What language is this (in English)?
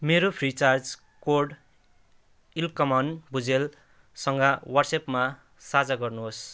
Nepali